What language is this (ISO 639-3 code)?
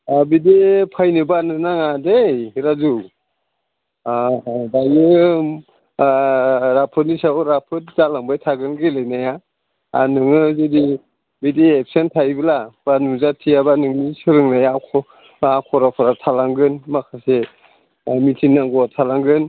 brx